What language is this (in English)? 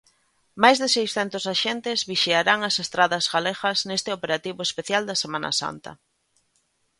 Galician